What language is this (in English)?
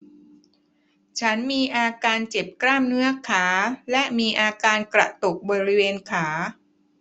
Thai